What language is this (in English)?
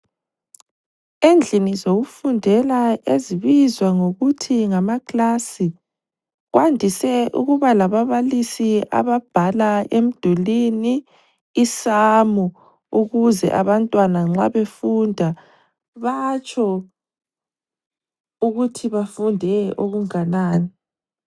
North Ndebele